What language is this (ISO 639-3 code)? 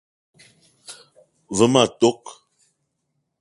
eto